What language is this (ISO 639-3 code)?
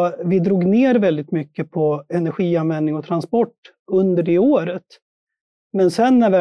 swe